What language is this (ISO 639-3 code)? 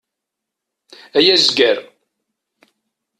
kab